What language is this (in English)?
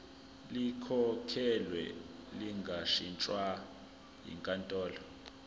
Zulu